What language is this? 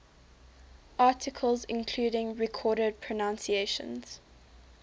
English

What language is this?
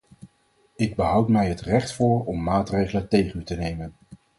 Dutch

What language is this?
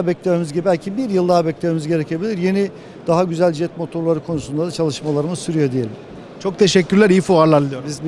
Turkish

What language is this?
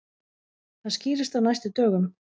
Icelandic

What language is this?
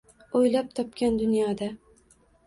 Uzbek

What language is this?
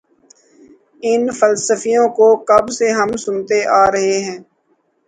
Urdu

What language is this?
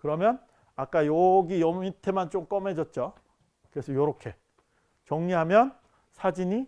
Korean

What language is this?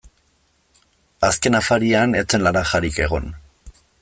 Basque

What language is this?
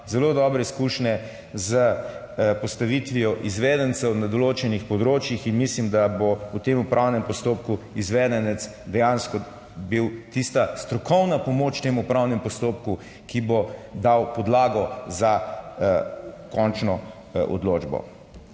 Slovenian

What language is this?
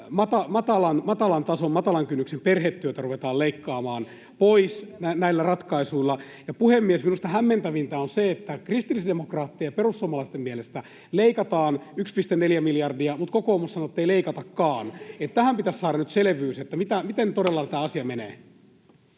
Finnish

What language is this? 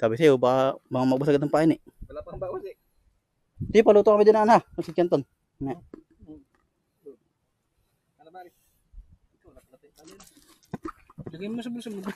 Filipino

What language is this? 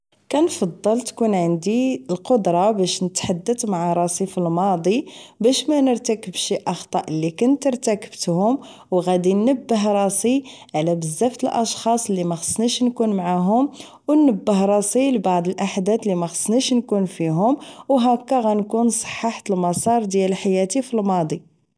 Moroccan Arabic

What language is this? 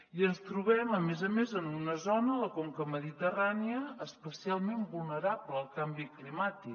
Catalan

